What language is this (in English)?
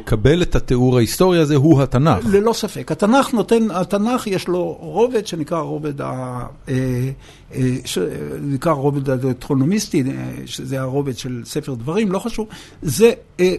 Hebrew